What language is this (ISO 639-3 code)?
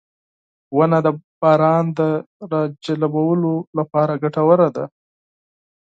pus